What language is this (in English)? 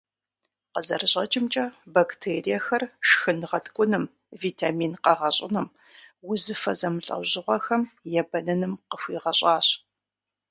Kabardian